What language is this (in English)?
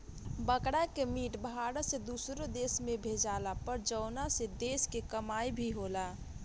Bhojpuri